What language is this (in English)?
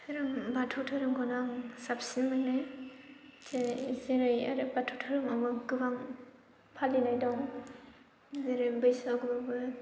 Bodo